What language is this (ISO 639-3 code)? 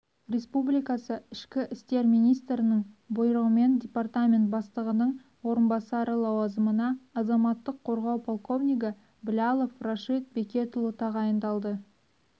kaz